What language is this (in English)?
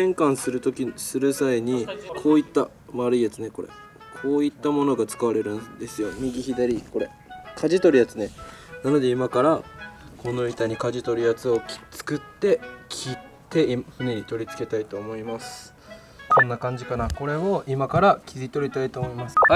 Japanese